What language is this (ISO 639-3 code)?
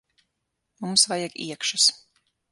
lav